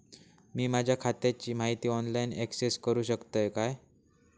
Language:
Marathi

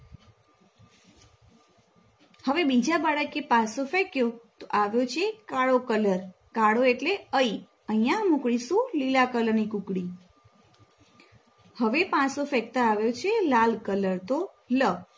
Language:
Gujarati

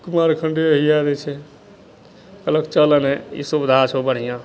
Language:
Maithili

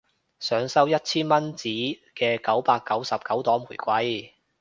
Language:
Cantonese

